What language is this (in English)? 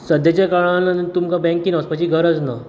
Konkani